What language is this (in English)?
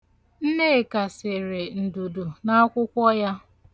Igbo